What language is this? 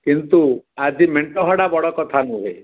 Odia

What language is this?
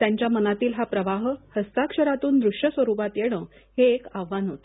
Marathi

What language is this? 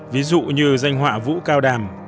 Vietnamese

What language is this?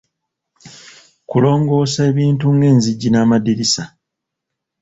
Ganda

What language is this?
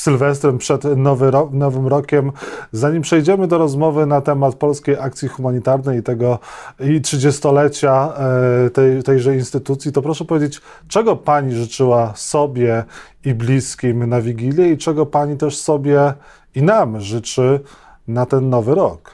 Polish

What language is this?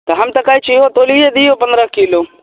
Maithili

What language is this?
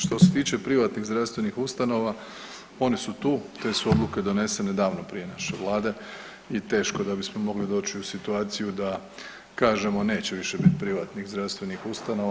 Croatian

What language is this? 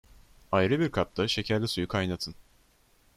Turkish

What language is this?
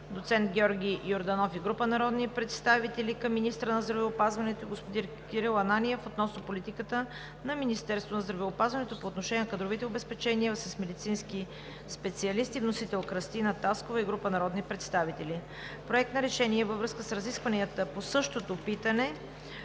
Bulgarian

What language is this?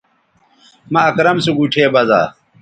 Bateri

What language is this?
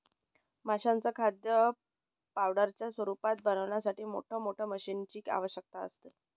Marathi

